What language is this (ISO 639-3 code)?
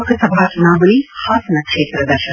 kan